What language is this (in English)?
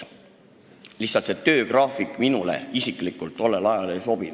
Estonian